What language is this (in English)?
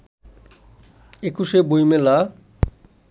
Bangla